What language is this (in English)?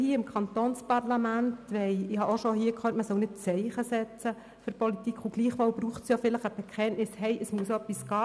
Swiss German